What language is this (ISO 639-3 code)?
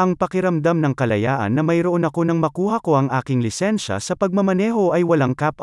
fil